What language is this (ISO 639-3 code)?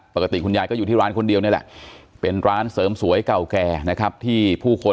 tha